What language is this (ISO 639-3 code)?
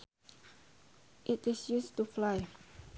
sun